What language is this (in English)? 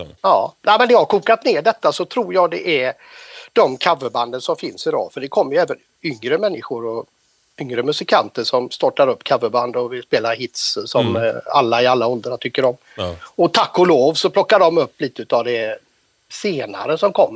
Swedish